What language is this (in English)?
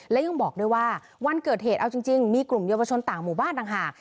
Thai